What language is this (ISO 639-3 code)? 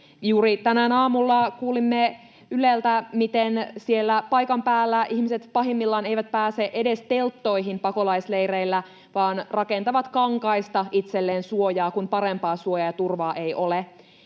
fin